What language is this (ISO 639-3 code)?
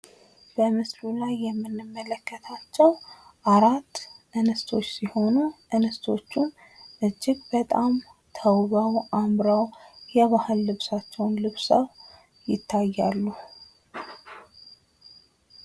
amh